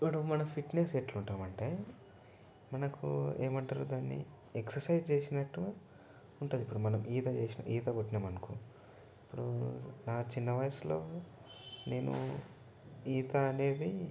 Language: Telugu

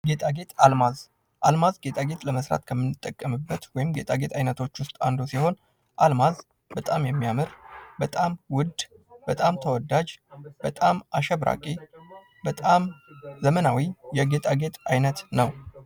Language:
Amharic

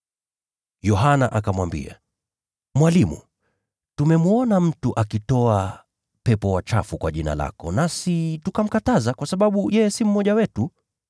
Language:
Swahili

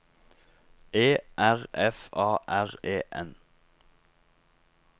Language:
Norwegian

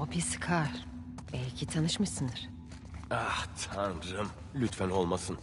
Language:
Turkish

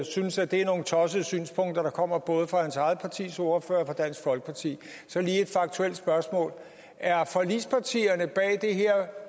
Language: Danish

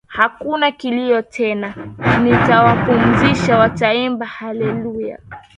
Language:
Swahili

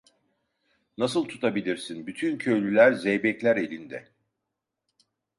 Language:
Turkish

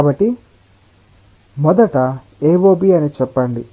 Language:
Telugu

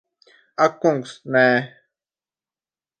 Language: Latvian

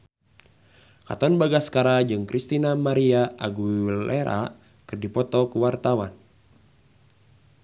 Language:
Sundanese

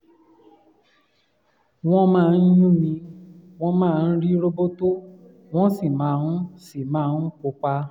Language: Yoruba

